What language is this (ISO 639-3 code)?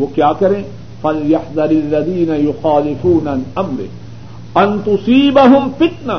urd